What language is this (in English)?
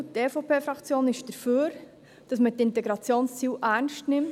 Swiss German